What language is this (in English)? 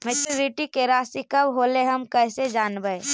Magahi